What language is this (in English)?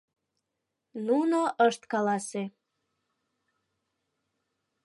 Mari